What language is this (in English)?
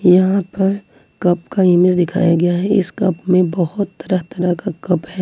Hindi